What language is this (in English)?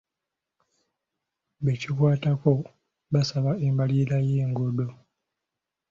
Ganda